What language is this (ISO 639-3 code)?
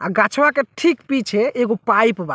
bho